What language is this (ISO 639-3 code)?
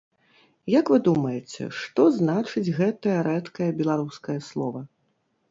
bel